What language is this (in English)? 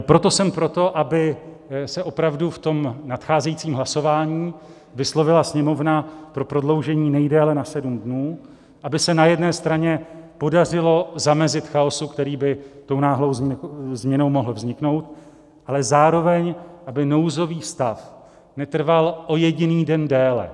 Czech